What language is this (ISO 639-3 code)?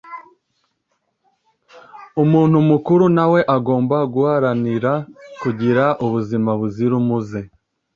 kin